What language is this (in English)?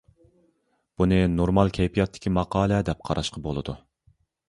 Uyghur